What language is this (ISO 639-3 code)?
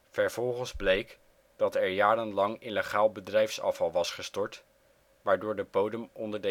nld